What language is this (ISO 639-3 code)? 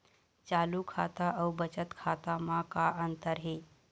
hne